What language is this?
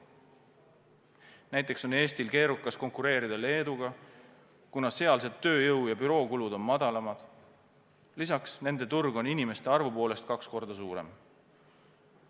Estonian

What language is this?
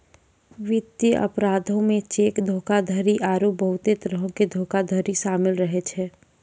Maithili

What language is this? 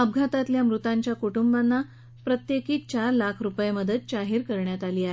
Marathi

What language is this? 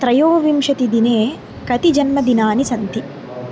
Sanskrit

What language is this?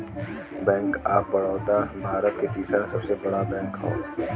Bhojpuri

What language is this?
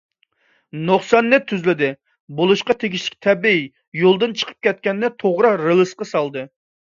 Uyghur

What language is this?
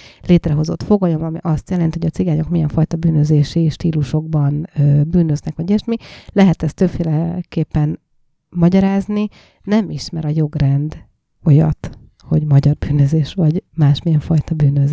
Hungarian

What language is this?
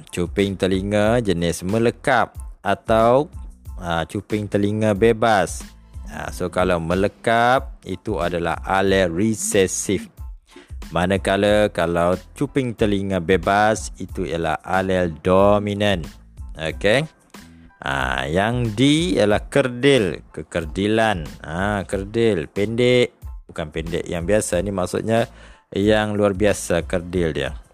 Malay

